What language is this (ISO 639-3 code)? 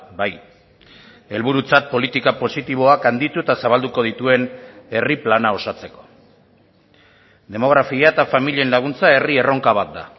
eus